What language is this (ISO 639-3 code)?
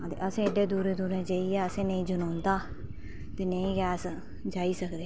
doi